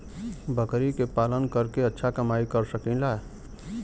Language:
Bhojpuri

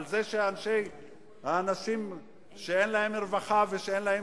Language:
Hebrew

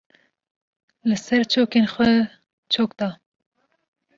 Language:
Kurdish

